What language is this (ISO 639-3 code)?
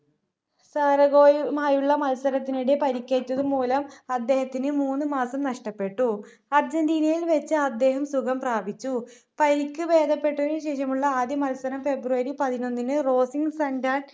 mal